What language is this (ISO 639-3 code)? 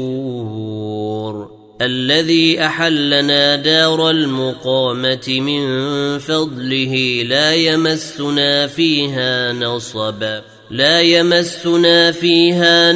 ara